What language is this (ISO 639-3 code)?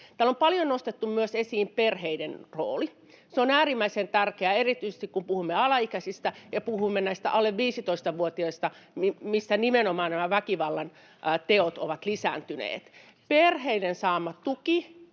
fin